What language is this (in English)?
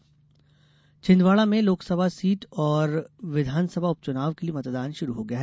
Hindi